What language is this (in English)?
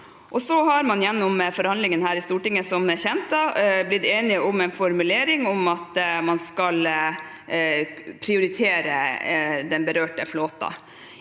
Norwegian